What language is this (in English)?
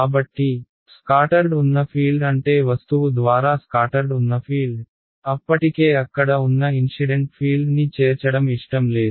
Telugu